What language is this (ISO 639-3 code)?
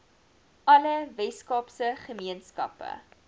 afr